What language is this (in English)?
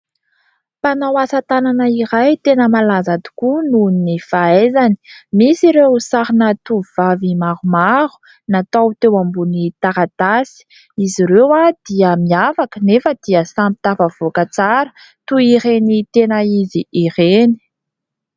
Malagasy